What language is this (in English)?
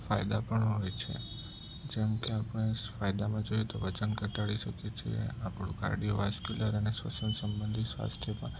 Gujarati